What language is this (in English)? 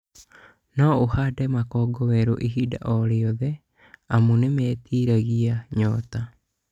Kikuyu